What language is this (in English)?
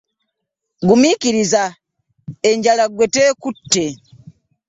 Ganda